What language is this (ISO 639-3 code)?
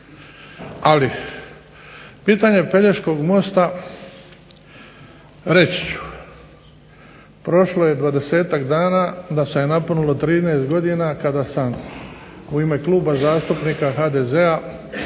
hrv